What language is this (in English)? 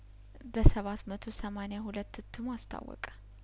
Amharic